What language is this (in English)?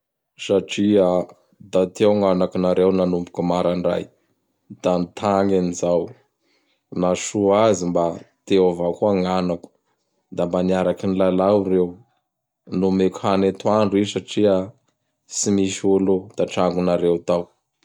Bara Malagasy